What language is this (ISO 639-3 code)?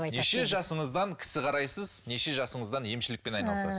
kaz